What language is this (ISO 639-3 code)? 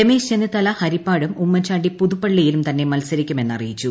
mal